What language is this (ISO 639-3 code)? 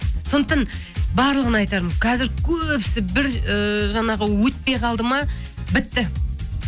kaz